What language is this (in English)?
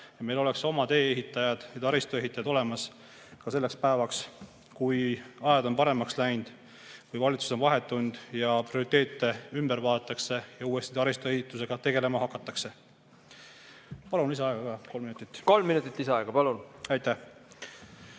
Estonian